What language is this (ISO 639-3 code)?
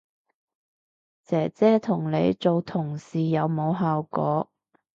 yue